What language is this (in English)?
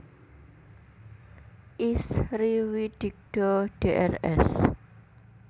Javanese